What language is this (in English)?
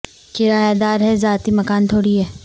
Urdu